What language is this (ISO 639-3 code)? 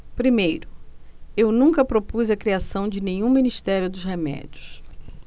por